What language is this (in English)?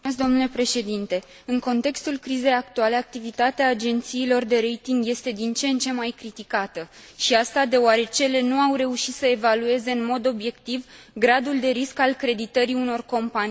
Romanian